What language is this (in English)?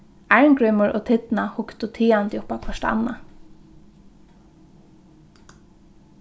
Faroese